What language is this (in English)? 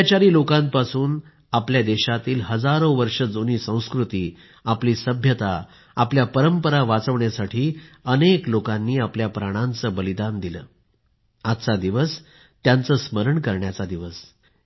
Marathi